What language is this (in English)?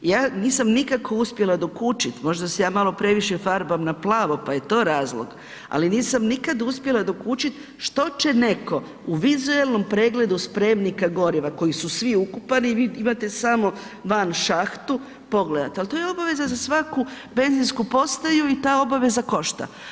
Croatian